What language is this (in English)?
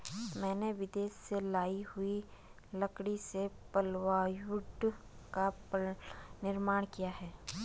Hindi